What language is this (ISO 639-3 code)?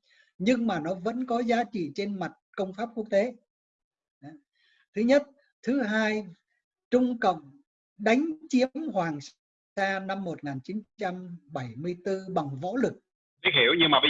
vie